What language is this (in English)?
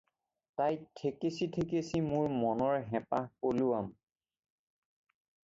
Assamese